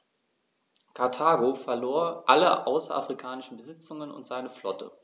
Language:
German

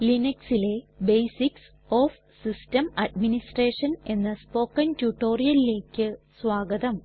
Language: Malayalam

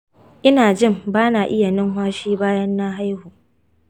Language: Hausa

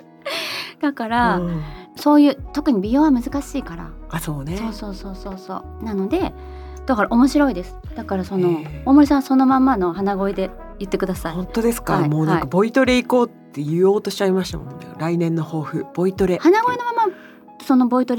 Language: Japanese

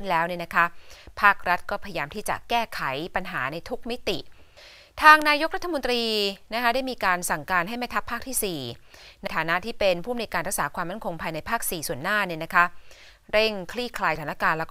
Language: Thai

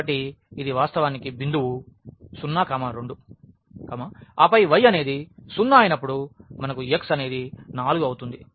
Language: Telugu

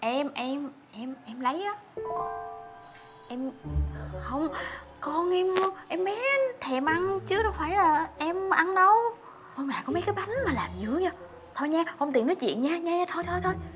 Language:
Vietnamese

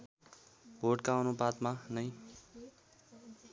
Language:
Nepali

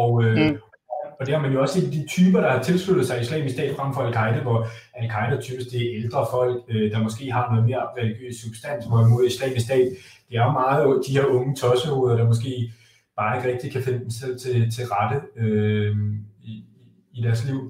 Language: Danish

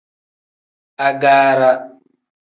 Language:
Tem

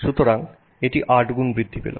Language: Bangla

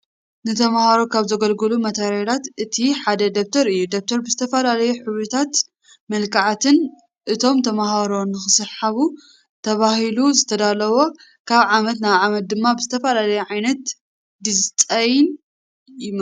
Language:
Tigrinya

